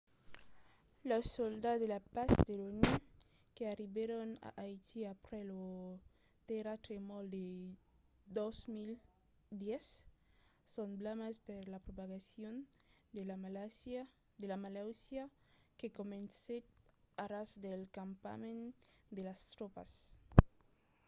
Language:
Occitan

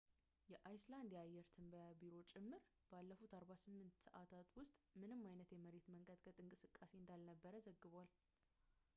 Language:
Amharic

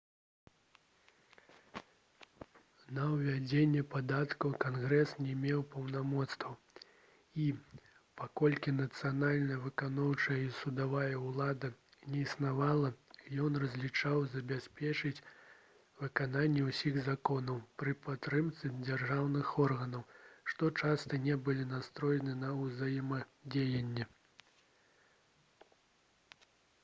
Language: Belarusian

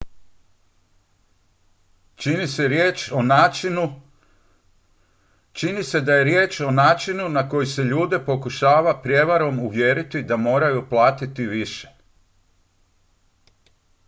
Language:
Croatian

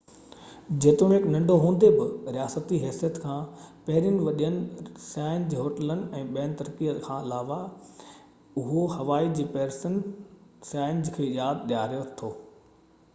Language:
Sindhi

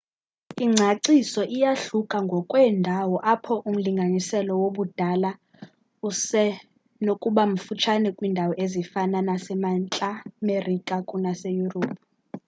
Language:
Xhosa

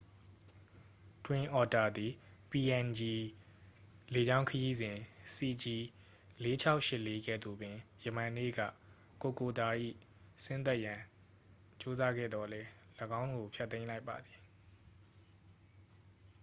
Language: Burmese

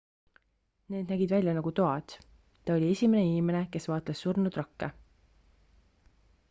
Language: Estonian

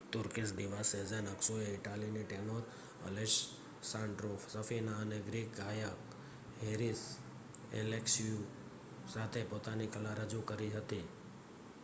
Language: Gujarati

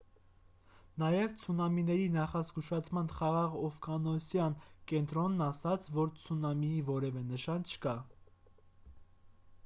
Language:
Armenian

